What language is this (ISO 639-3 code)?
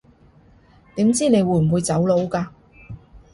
yue